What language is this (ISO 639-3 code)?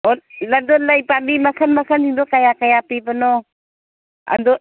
mni